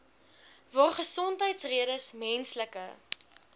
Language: Afrikaans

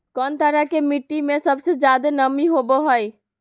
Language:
Magahi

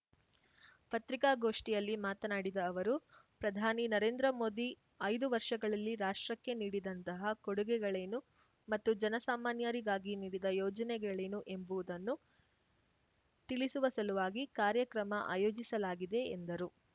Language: Kannada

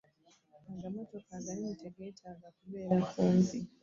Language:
Ganda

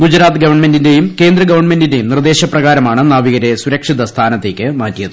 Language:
Malayalam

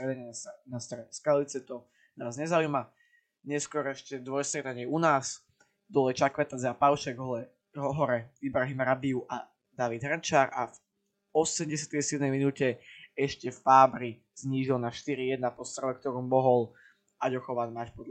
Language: Slovak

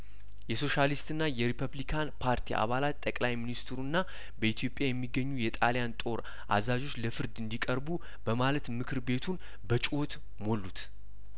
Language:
Amharic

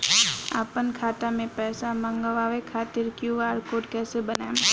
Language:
Bhojpuri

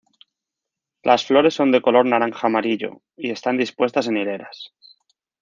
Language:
Spanish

